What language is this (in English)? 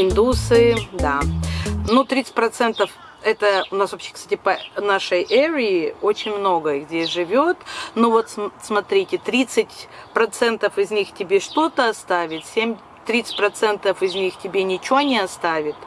Russian